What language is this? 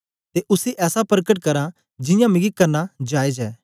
Dogri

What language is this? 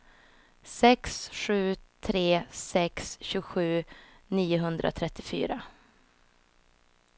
Swedish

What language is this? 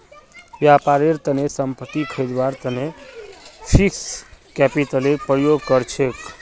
Magahi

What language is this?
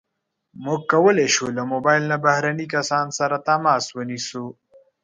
Pashto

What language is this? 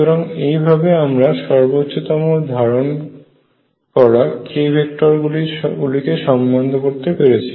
Bangla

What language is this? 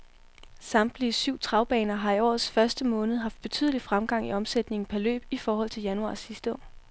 Danish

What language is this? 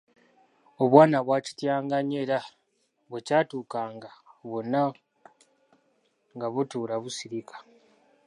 Ganda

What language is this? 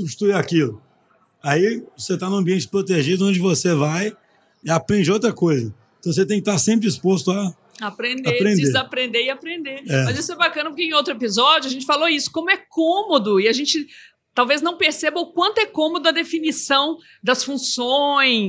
Portuguese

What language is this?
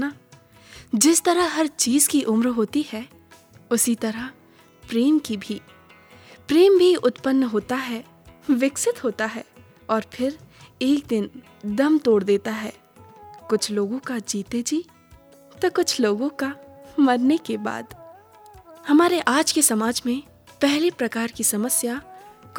Hindi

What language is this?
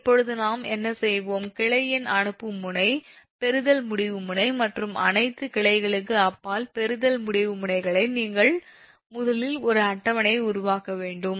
Tamil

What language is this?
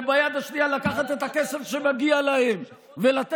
Hebrew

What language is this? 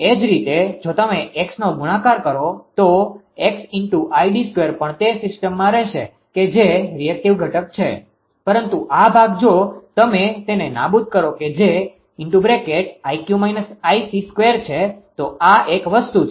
Gujarati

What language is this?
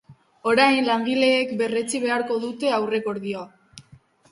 Basque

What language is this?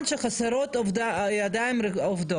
Hebrew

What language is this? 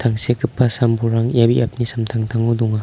Garo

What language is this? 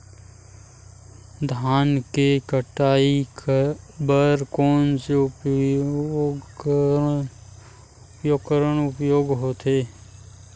Chhattisgarhi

